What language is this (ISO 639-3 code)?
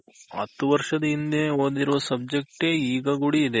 kan